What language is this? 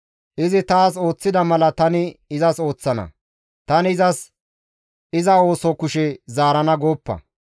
Gamo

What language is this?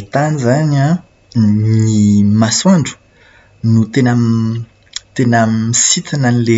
Malagasy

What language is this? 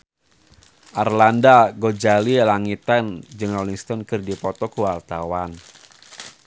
Sundanese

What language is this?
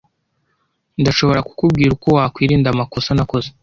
Kinyarwanda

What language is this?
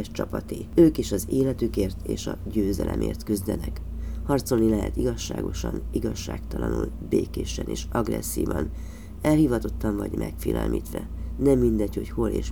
Hungarian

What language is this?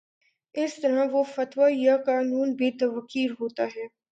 Urdu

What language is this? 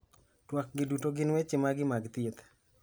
Luo (Kenya and Tanzania)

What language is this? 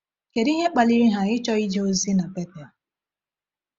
Igbo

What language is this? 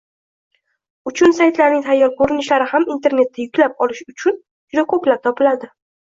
Uzbek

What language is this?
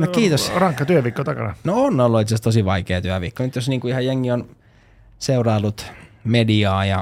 Finnish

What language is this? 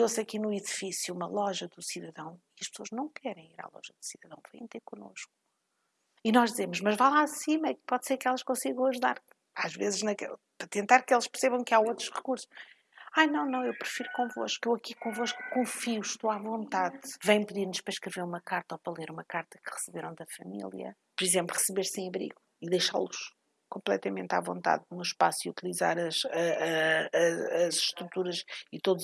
Portuguese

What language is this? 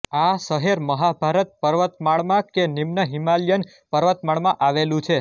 Gujarati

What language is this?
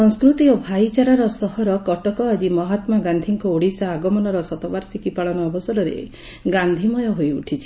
Odia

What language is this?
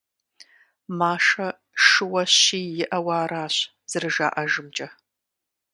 Kabardian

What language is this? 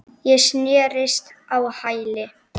Icelandic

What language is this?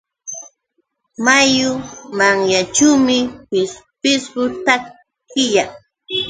Yauyos Quechua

